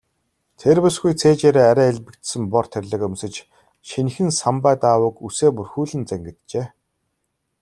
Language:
Mongolian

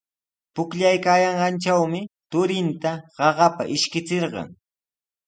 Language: Sihuas Ancash Quechua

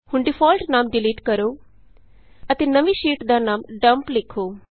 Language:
Punjabi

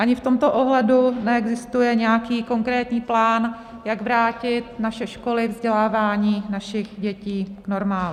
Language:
Czech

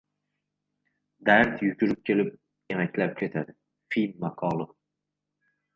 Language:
Uzbek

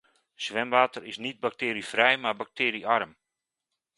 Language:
Dutch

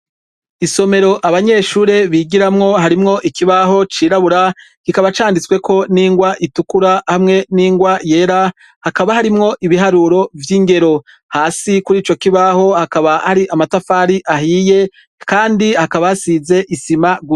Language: Rundi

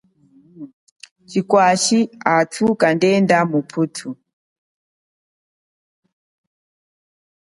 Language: Chokwe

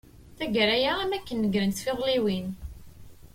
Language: Kabyle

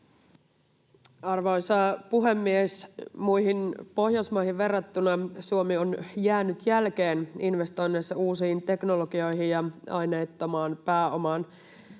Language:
Finnish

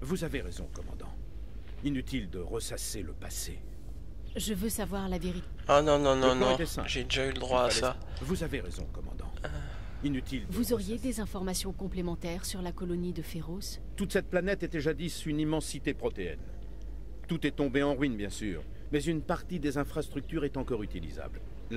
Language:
French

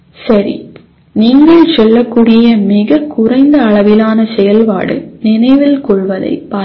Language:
Tamil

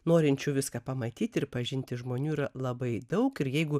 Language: Lithuanian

